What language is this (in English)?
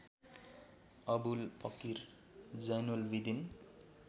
Nepali